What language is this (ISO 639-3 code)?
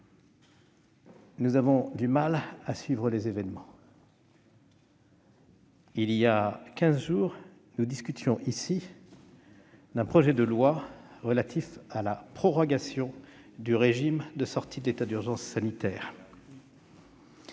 fra